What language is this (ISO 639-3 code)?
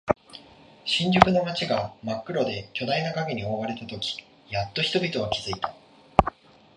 jpn